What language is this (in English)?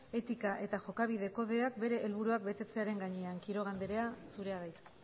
Basque